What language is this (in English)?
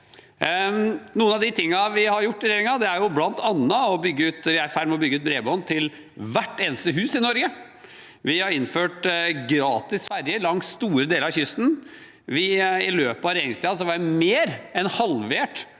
Norwegian